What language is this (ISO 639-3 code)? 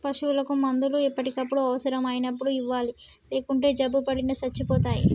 tel